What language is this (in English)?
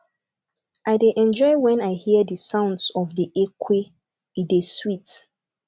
Nigerian Pidgin